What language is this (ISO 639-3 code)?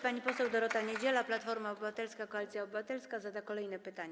pol